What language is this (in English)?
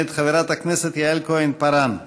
Hebrew